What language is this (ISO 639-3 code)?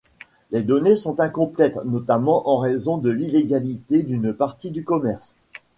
fra